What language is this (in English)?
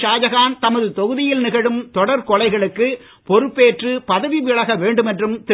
Tamil